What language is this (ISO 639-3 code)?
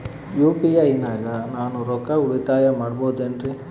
kan